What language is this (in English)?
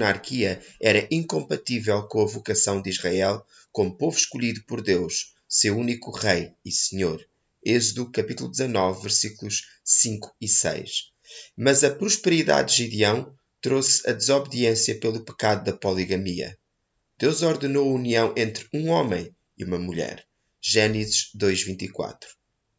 Portuguese